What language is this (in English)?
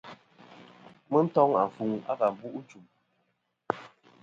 Kom